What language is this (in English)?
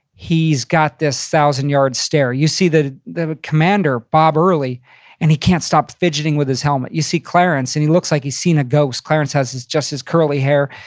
English